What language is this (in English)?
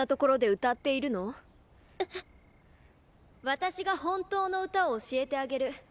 Japanese